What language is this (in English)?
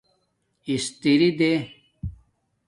Domaaki